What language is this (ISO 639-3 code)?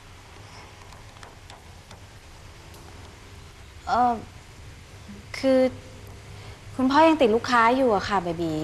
tha